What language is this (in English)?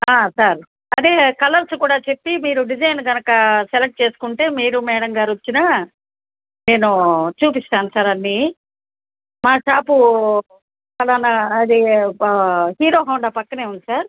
Telugu